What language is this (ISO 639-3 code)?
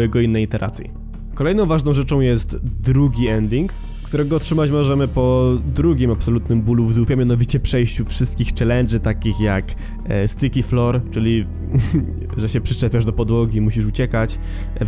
pol